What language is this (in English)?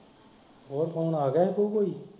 Punjabi